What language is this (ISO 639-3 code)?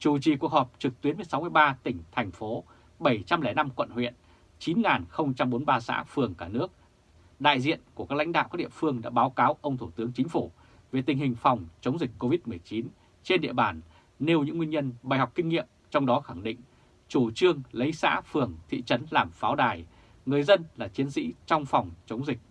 vie